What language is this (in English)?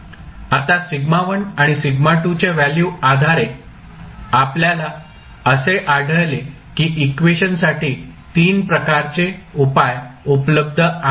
Marathi